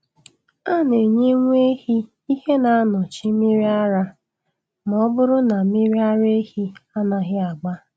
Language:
Igbo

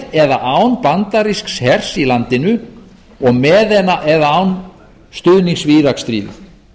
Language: Icelandic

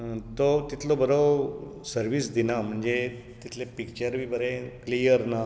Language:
Konkani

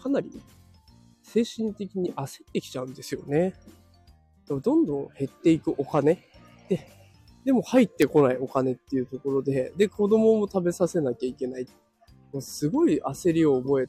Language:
Japanese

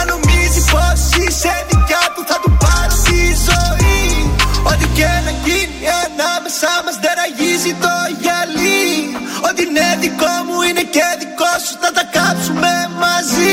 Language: Greek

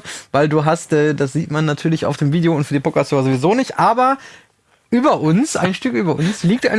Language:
German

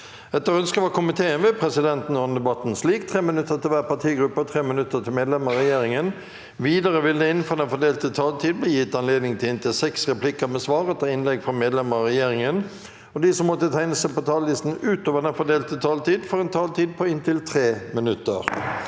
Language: Norwegian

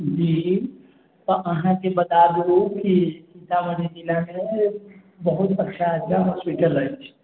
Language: Maithili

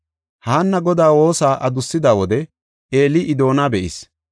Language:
Gofa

